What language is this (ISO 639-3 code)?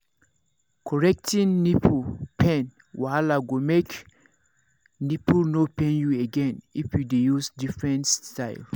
pcm